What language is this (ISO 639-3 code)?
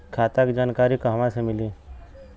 bho